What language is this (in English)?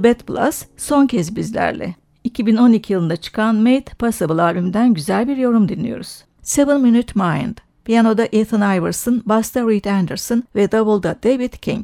Turkish